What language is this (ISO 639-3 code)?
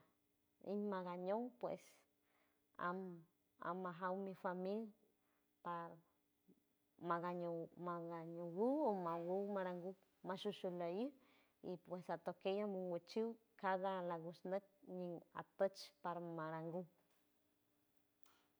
hue